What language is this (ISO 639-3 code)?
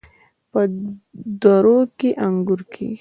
pus